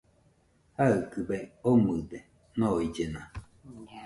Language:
Nüpode Huitoto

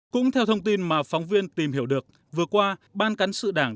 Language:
Vietnamese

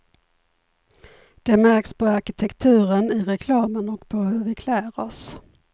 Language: Swedish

